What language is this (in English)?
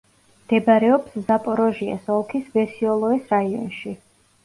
Georgian